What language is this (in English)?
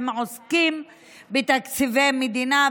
Hebrew